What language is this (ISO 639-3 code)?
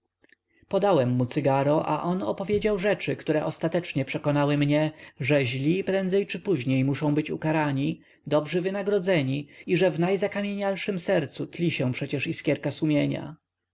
pol